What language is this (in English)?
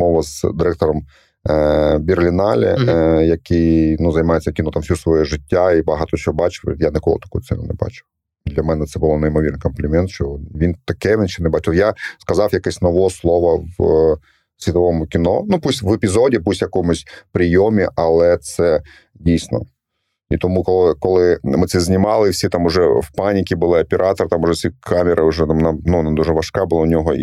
Ukrainian